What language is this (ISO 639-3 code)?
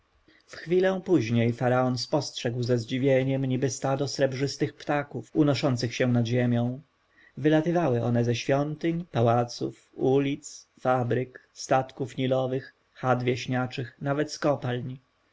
pol